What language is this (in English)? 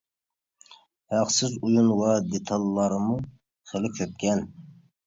Uyghur